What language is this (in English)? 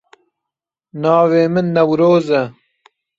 Kurdish